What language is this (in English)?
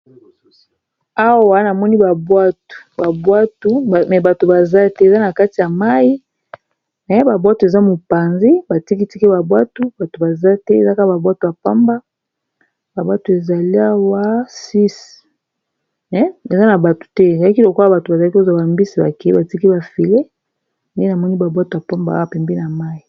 Lingala